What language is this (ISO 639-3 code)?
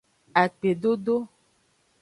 ajg